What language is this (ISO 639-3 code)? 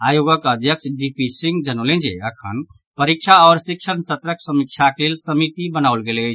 mai